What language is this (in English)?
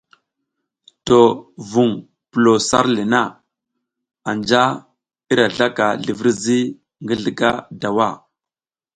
South Giziga